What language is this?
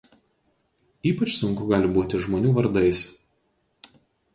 Lithuanian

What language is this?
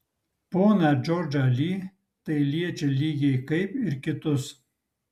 Lithuanian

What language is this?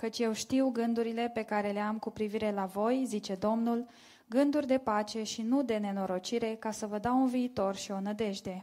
Romanian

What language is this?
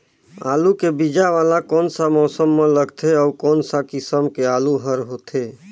Chhattisgarhi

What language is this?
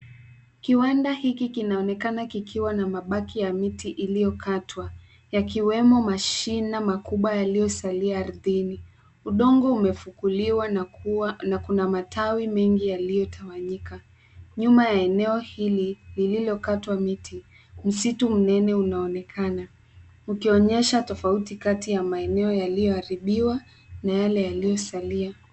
Swahili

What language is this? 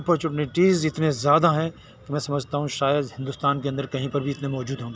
Urdu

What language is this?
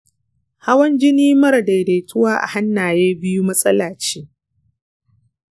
Hausa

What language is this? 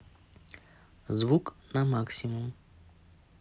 Russian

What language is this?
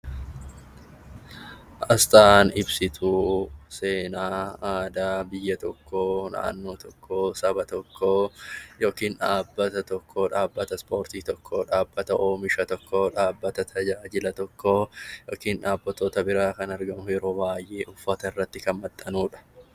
Oromo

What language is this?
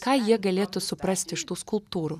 Lithuanian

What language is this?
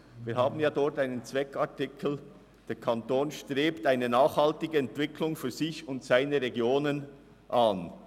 Swiss German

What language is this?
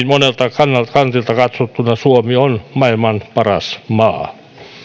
Finnish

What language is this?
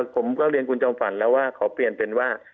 Thai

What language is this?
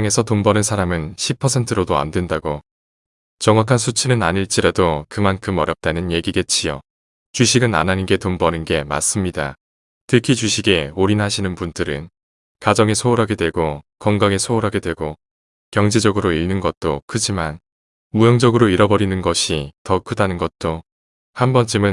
Korean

